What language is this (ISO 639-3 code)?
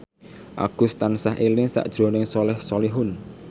jav